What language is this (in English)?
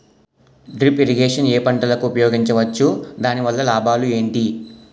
Telugu